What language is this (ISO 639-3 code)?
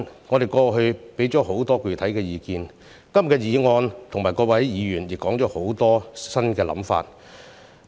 yue